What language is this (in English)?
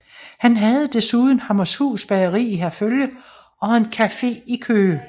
Danish